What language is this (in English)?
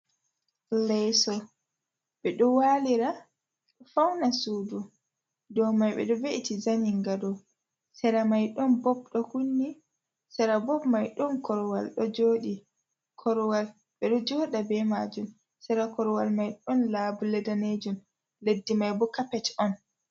Fula